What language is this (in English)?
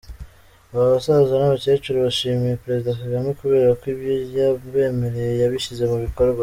Kinyarwanda